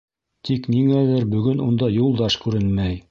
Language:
Bashkir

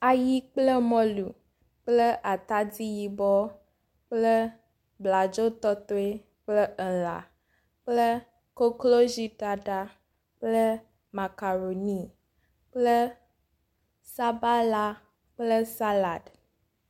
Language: Ewe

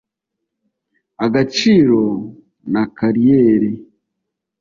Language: Kinyarwanda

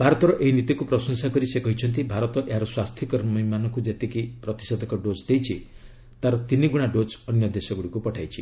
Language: Odia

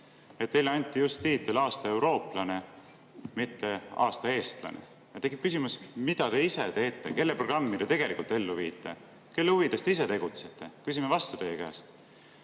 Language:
Estonian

